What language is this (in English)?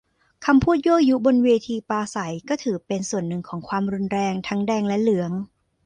Thai